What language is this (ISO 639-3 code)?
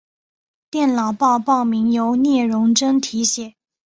zho